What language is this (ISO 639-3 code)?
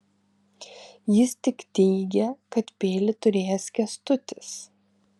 lit